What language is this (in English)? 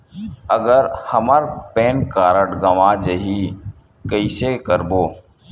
Chhattisgarhi